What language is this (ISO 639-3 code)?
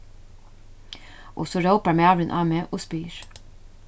fao